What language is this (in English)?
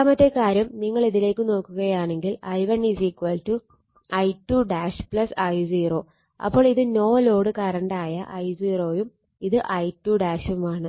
Malayalam